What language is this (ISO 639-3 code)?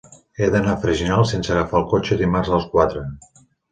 cat